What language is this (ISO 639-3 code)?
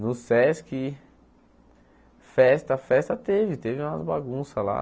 por